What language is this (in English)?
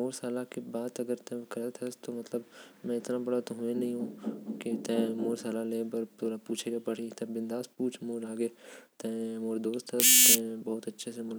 Korwa